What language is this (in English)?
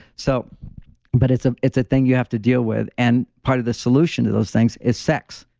English